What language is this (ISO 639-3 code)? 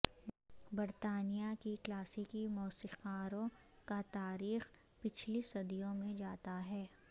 urd